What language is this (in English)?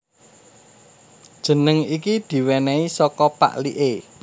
Javanese